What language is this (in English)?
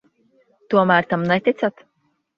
Latvian